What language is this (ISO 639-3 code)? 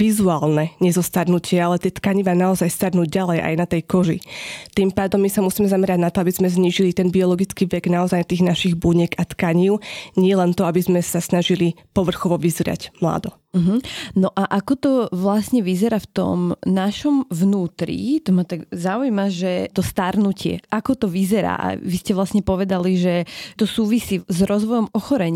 slk